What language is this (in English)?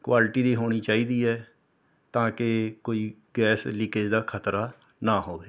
Punjabi